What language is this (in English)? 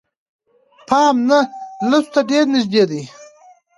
Pashto